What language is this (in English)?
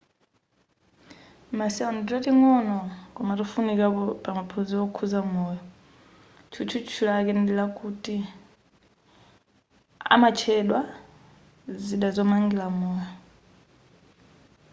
Nyanja